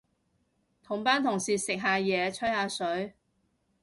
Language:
Cantonese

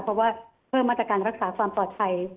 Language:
Thai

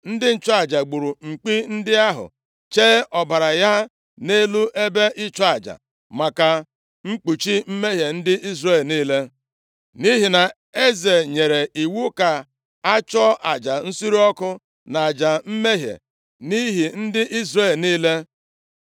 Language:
Igbo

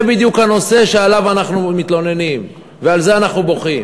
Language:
Hebrew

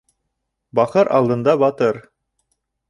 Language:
Bashkir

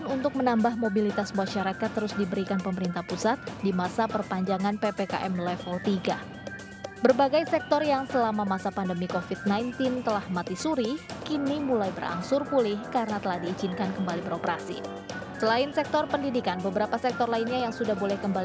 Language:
Indonesian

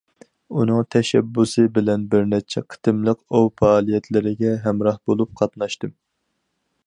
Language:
Uyghur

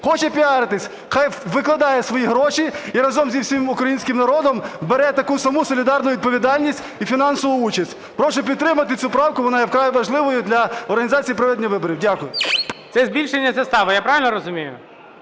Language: Ukrainian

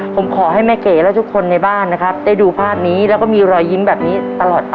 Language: Thai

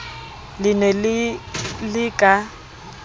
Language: Southern Sotho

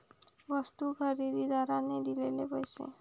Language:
Marathi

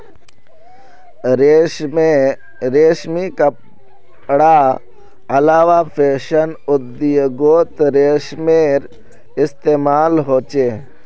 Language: Magahi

